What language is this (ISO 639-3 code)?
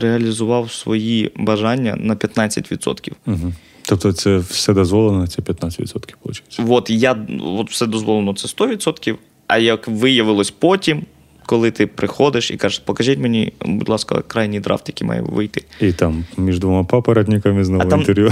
ukr